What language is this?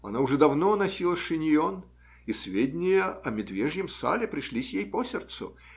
Russian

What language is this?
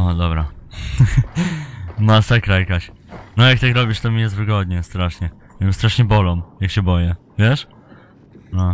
Polish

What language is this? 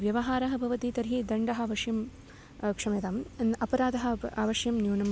Sanskrit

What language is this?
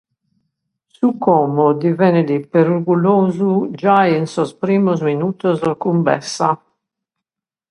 Sardinian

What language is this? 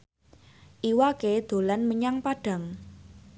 Javanese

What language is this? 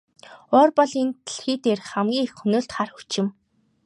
Mongolian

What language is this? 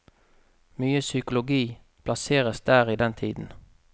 Norwegian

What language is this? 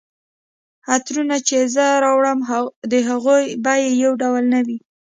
Pashto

